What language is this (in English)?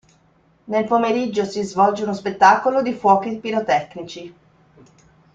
Italian